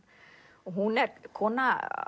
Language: Icelandic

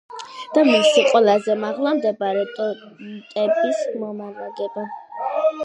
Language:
Georgian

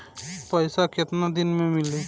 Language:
Bhojpuri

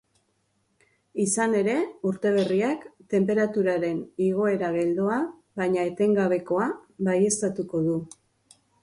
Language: Basque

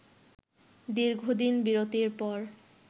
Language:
Bangla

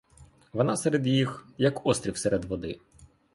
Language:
Ukrainian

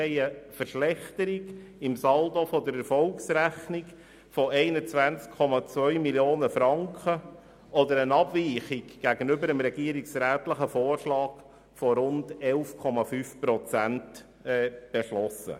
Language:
Swiss German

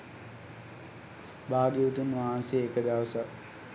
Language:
Sinhala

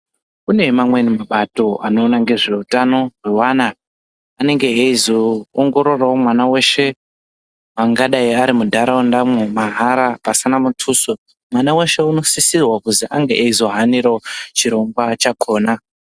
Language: Ndau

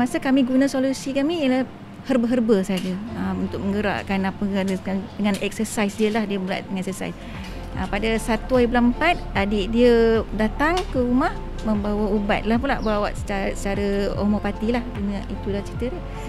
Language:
Malay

